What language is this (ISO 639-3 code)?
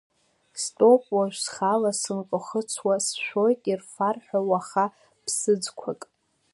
abk